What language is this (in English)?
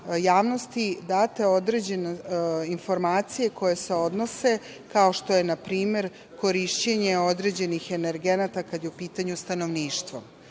Serbian